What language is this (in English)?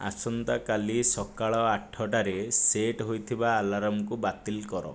Odia